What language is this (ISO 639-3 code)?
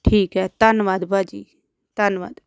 pan